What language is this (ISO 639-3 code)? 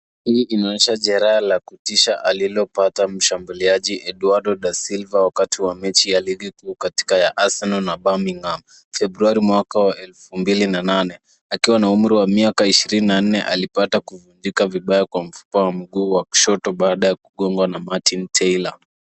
swa